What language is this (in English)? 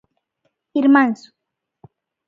Galician